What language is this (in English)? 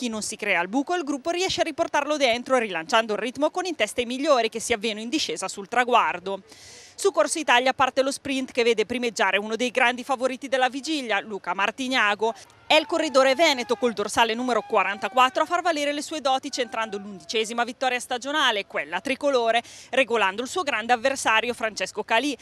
Italian